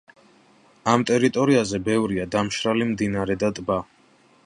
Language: Georgian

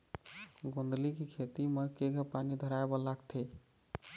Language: Chhattisgarhi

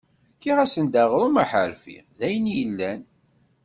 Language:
Kabyle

